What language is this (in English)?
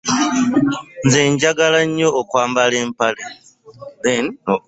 Ganda